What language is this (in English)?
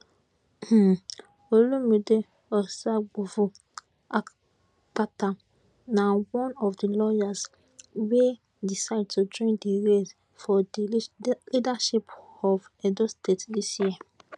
Nigerian Pidgin